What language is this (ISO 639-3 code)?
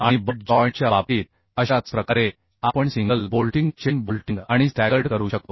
mar